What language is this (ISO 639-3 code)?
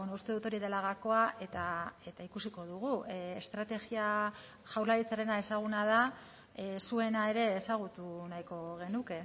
eus